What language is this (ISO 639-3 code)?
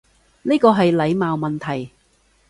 yue